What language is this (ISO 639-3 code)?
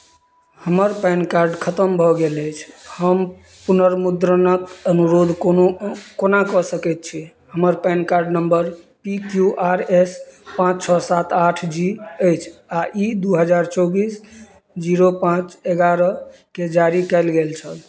mai